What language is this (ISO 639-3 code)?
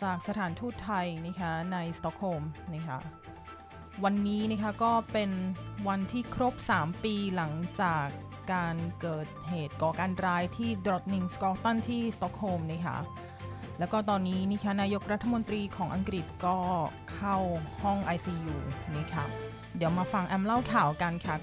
tha